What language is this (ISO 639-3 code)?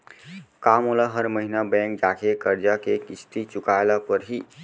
hne